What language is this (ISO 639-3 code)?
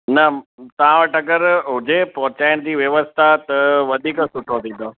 snd